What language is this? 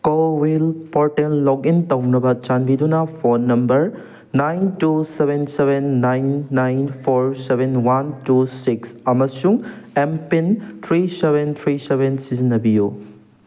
Manipuri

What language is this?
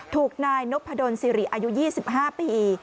Thai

